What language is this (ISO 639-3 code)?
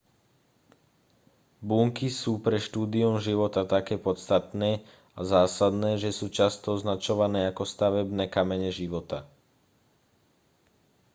slk